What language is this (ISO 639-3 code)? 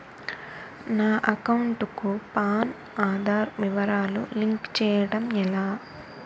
tel